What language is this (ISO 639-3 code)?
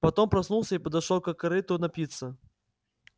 rus